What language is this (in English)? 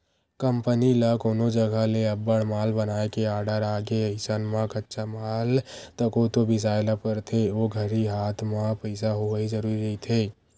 Chhattisgarhi